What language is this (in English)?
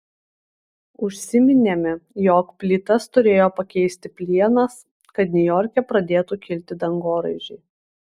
Lithuanian